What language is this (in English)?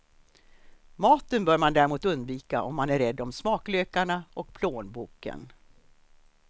Swedish